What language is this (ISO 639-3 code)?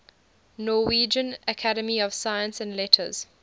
eng